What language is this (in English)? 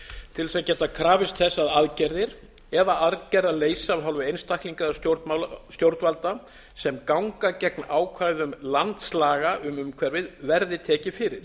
Icelandic